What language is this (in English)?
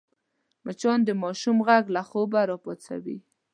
Pashto